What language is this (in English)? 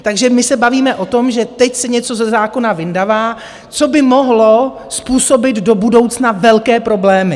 Czech